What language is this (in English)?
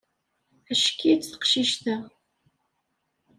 Kabyle